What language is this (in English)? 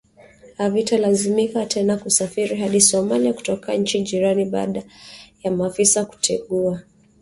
Swahili